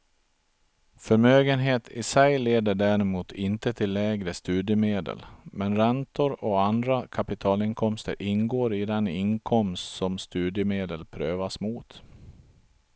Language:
Swedish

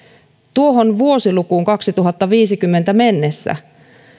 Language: Finnish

